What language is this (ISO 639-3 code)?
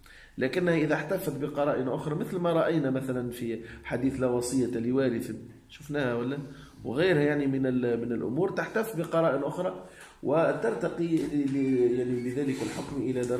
ara